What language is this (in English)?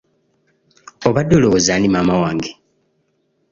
Ganda